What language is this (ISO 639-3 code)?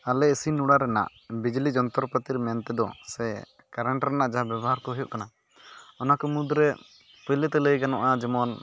sat